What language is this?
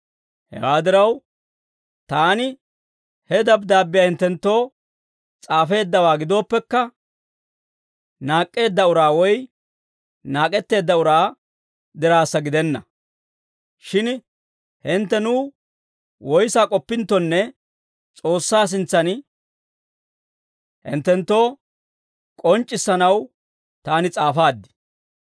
Dawro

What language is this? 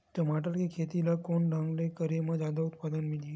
Chhattisgarhi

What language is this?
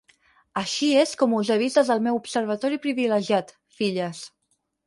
Catalan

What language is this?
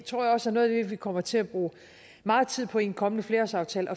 Danish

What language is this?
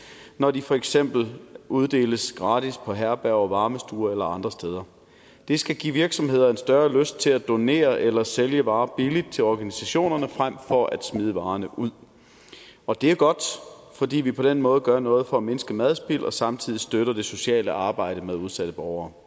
Danish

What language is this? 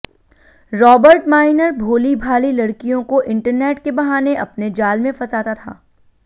Hindi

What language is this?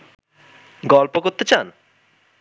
Bangla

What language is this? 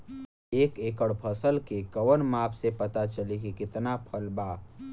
Bhojpuri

